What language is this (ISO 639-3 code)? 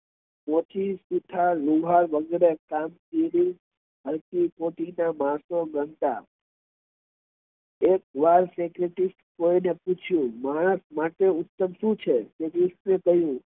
guj